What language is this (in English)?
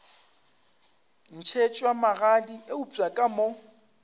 Northern Sotho